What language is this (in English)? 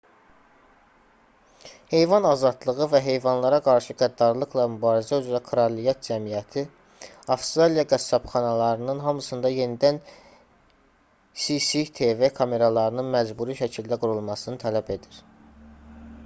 Azerbaijani